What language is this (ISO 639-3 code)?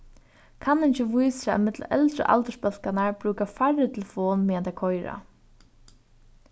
fao